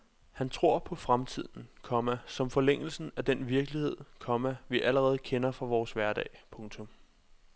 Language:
Danish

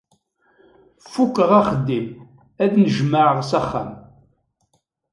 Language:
Kabyle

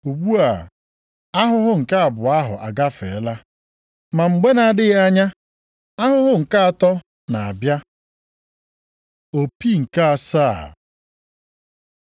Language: Igbo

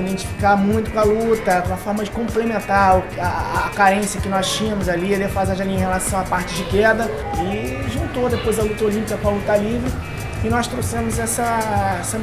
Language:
Portuguese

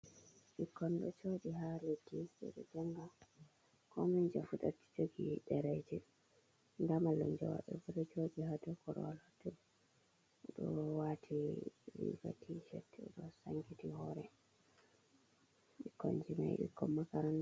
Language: Fula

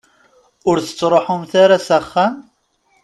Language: Kabyle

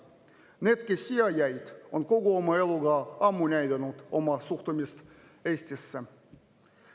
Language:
Estonian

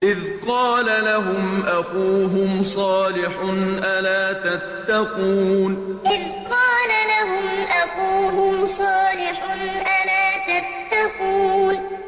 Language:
Arabic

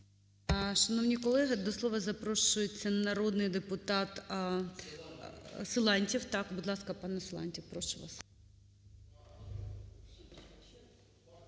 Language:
Ukrainian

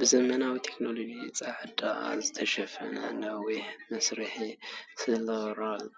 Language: Tigrinya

